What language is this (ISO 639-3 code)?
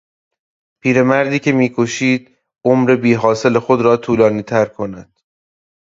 fas